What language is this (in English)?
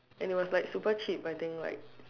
English